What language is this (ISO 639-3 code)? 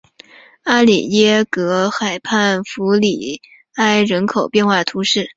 zho